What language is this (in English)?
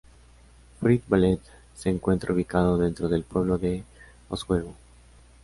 Spanish